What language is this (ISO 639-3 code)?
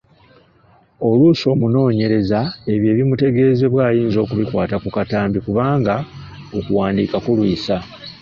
lug